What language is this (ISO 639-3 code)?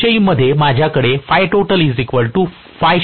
mar